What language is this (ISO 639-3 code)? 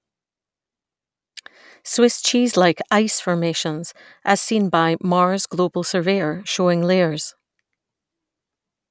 eng